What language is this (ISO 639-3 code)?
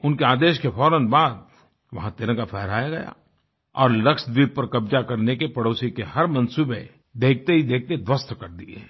hin